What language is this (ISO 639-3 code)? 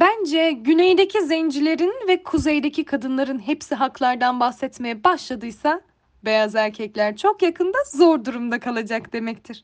tur